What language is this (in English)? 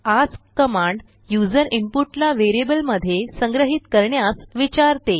Marathi